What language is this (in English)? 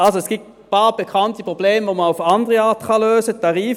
Swiss German